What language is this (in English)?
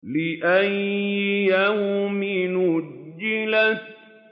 Arabic